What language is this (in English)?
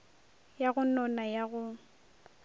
Northern Sotho